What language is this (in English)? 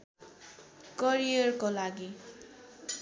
Nepali